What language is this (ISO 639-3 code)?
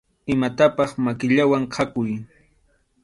qxu